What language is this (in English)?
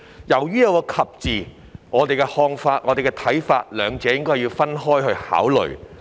Cantonese